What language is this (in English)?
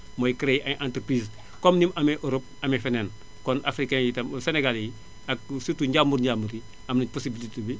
Wolof